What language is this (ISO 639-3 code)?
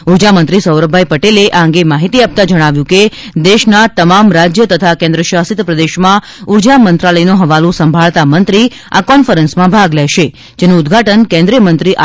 guj